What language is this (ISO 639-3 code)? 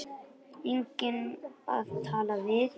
isl